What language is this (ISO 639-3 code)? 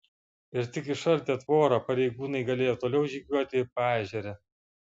lit